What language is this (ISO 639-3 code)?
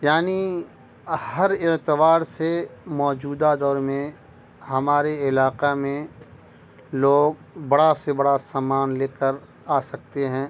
urd